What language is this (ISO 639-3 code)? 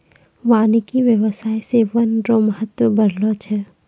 mai